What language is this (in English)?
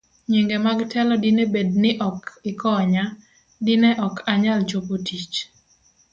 Luo (Kenya and Tanzania)